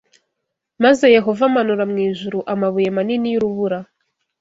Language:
Kinyarwanda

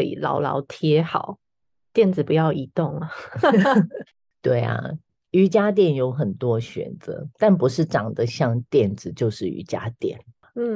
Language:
Chinese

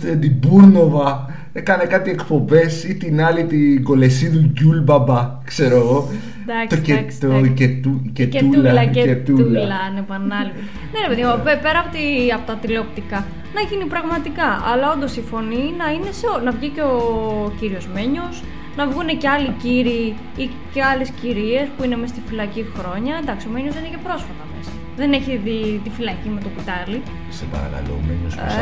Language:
Greek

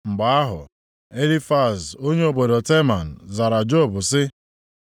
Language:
Igbo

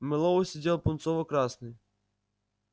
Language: Russian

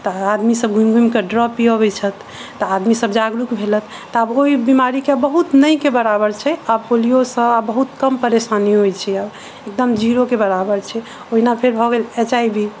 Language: Maithili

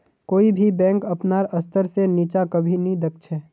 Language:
Magahi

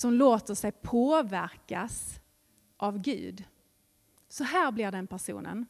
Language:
Swedish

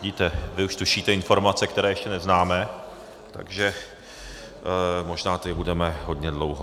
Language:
Czech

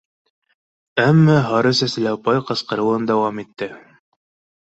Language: Bashkir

